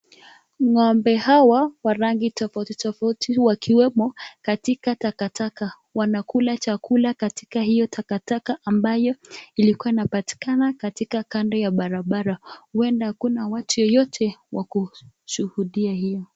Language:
Swahili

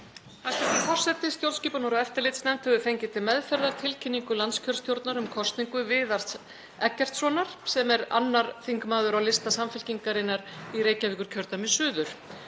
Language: Icelandic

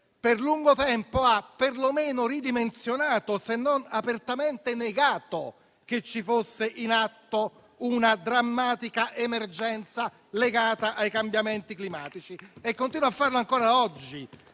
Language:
Italian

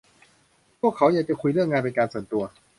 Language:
Thai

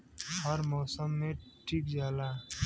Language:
Bhojpuri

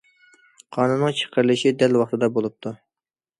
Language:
Uyghur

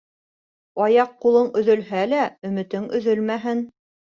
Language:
Bashkir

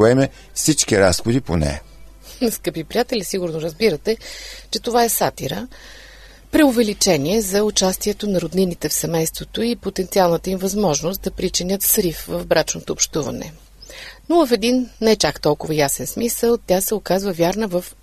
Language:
Bulgarian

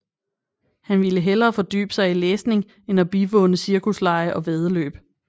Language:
Danish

